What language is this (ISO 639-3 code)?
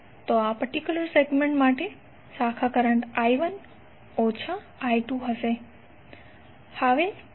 guj